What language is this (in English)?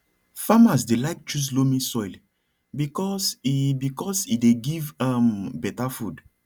Nigerian Pidgin